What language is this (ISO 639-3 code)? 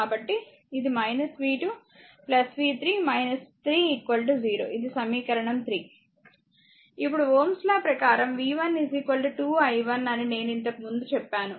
tel